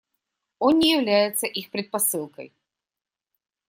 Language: Russian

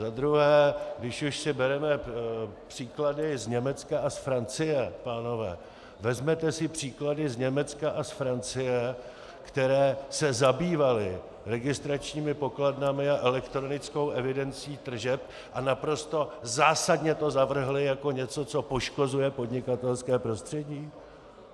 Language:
Czech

